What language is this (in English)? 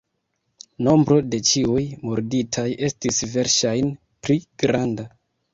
Esperanto